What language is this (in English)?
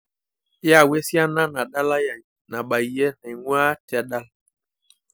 Masai